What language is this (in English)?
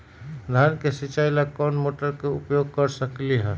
Magahi